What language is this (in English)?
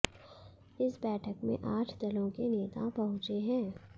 Hindi